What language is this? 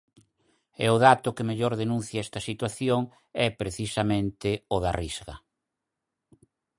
Galician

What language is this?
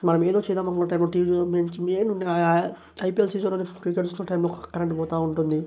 Telugu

